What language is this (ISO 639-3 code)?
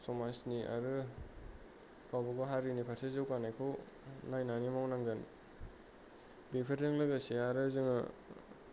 brx